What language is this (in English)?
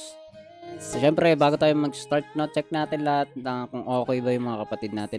Filipino